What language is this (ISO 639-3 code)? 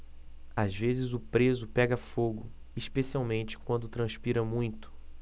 por